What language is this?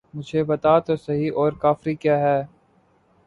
Urdu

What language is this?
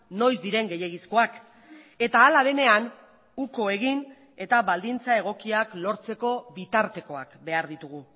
Basque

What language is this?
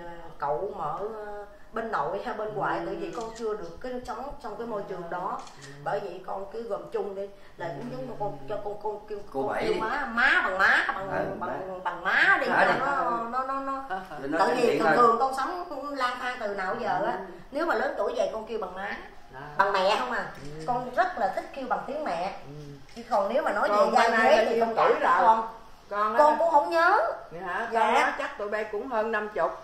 Vietnamese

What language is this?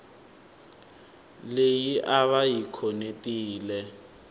Tsonga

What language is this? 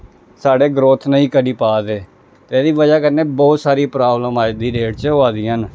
Dogri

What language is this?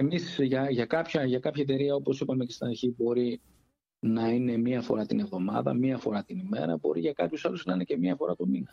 Greek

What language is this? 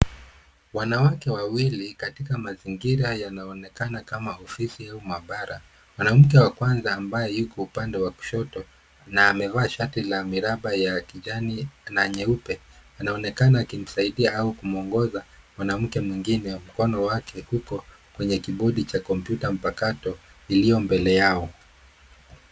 Swahili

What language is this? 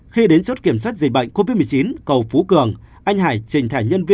Vietnamese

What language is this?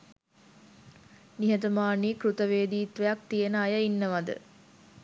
Sinhala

